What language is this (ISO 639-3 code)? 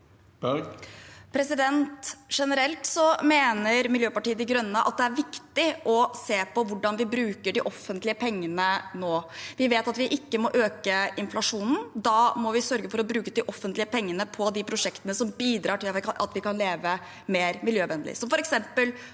nor